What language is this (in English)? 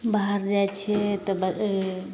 Maithili